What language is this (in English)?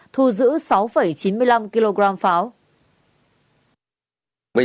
Vietnamese